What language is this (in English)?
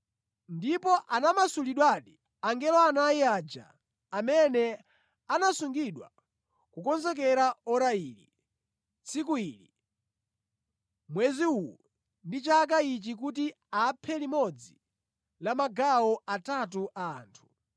Nyanja